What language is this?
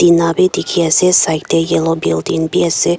Naga Pidgin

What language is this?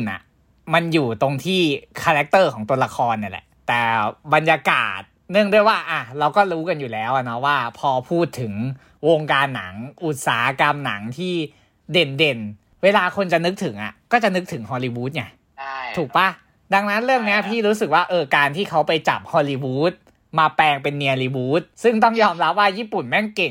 Thai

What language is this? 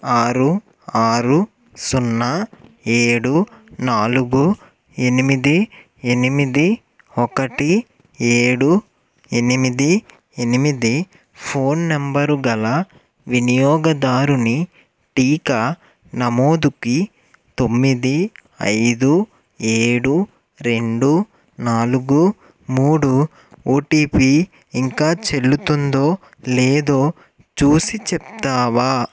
Telugu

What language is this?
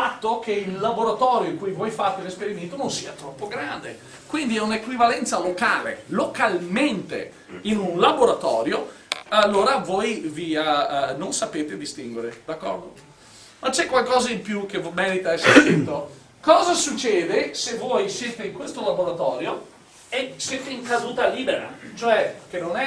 Italian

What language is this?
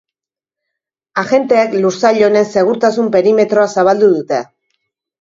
Basque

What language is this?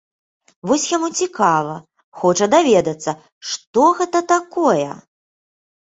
Belarusian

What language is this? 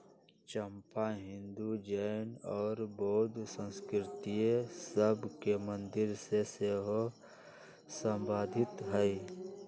Magahi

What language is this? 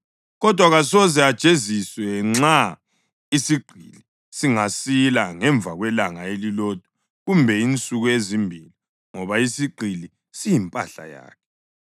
North Ndebele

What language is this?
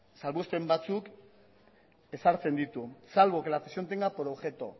Spanish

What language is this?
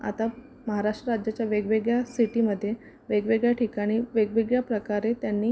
Marathi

